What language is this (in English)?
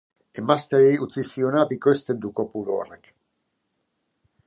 Basque